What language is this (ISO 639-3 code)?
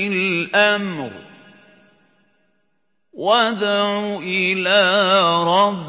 ara